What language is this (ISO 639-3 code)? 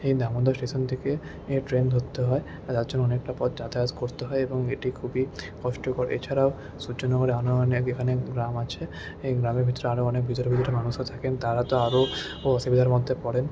ben